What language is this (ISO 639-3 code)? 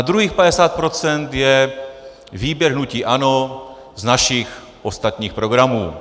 ces